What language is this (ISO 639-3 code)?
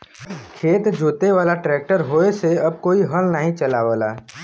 bho